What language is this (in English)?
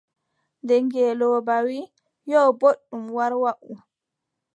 Adamawa Fulfulde